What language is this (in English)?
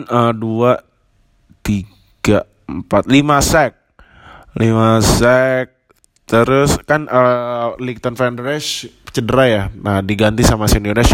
Indonesian